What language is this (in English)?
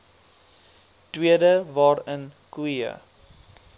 Afrikaans